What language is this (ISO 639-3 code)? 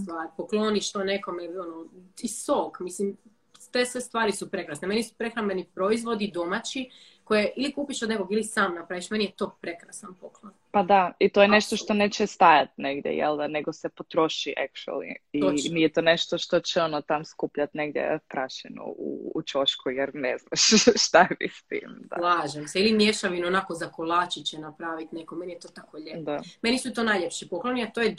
hrv